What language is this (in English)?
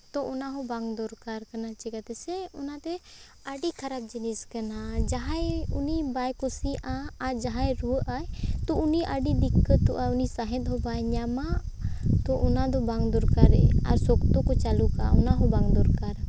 Santali